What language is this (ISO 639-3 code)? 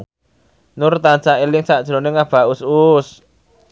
jav